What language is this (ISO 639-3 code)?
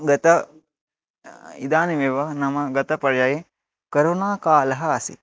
san